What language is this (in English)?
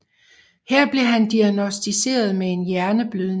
Danish